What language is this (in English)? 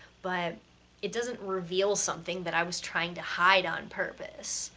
English